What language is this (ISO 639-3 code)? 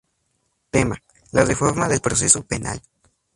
spa